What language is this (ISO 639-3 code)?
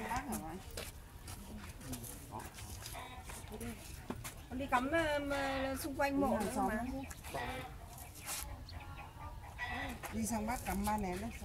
vie